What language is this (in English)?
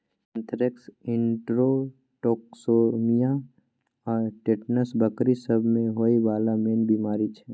Maithili